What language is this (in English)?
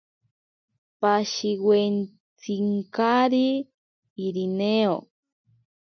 Ashéninka Perené